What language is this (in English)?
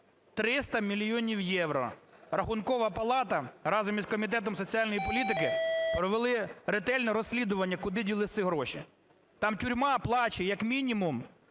Ukrainian